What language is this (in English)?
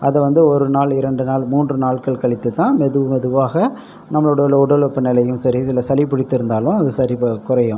Tamil